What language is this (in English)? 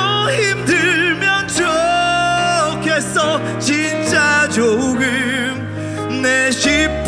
Korean